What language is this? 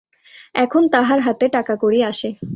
Bangla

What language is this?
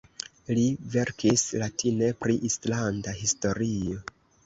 Esperanto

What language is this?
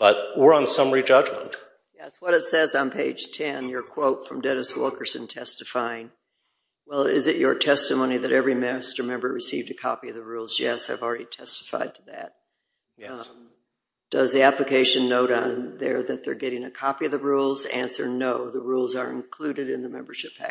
English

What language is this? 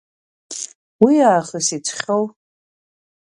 Abkhazian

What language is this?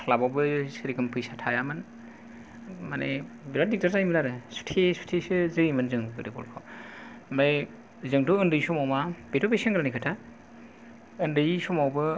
Bodo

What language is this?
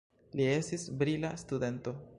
Esperanto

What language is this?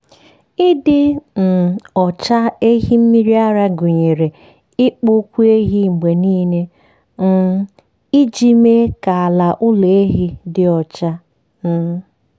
Igbo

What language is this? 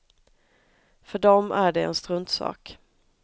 Swedish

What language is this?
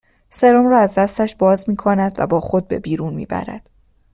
Persian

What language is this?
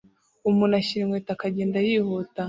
Kinyarwanda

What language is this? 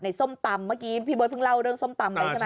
Thai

